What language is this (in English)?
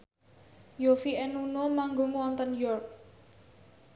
Javanese